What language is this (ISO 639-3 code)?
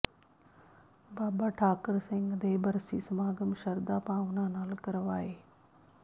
pan